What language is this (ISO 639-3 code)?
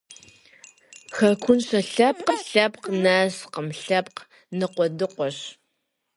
kbd